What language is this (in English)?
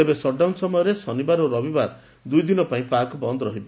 Odia